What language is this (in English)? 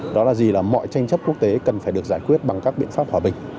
Vietnamese